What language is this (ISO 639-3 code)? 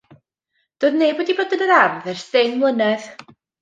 cym